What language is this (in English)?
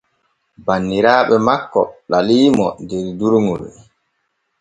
Borgu Fulfulde